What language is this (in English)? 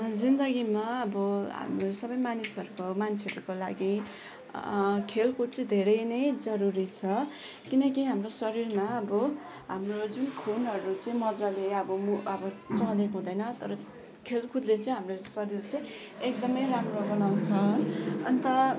Nepali